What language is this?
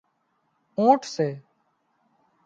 Wadiyara Koli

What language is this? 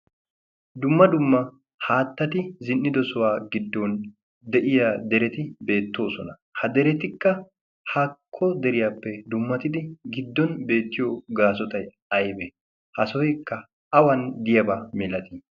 Wolaytta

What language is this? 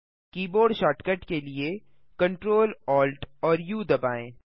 Hindi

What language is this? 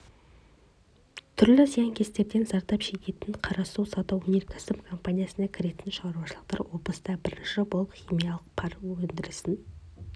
Kazakh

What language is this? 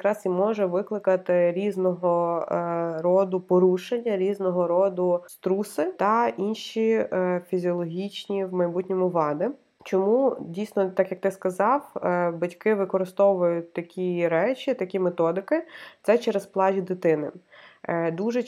Ukrainian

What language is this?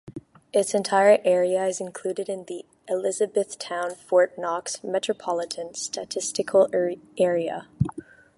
English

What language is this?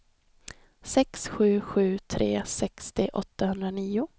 Swedish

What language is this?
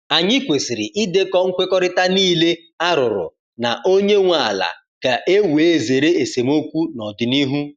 Igbo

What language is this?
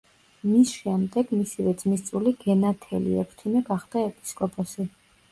Georgian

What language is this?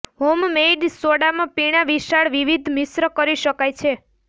Gujarati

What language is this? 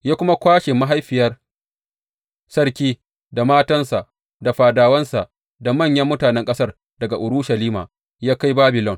Hausa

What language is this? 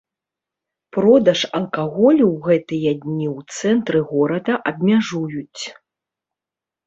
Belarusian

